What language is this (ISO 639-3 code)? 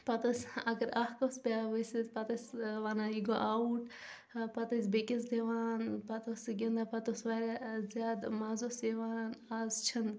kas